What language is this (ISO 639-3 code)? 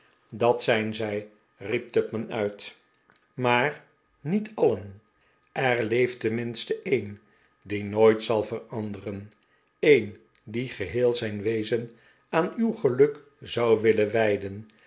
nld